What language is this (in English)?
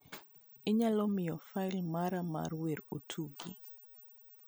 Luo (Kenya and Tanzania)